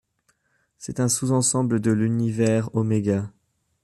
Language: French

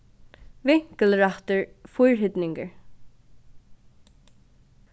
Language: Faroese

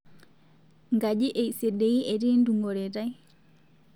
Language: Masai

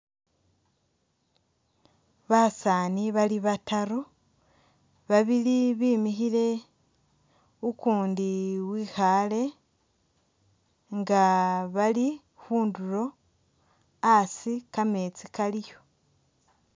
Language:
Masaaba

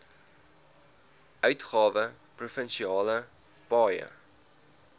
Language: Afrikaans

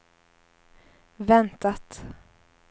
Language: Swedish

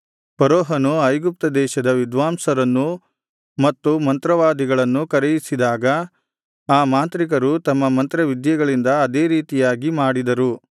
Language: Kannada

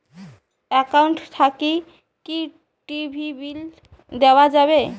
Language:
Bangla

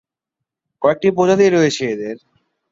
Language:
Bangla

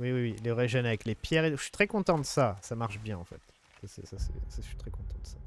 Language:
French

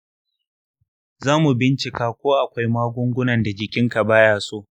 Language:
Hausa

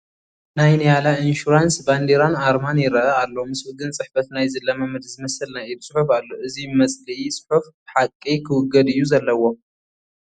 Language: Tigrinya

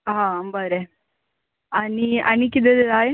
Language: Konkani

